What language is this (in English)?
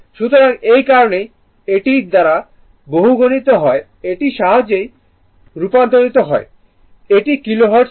Bangla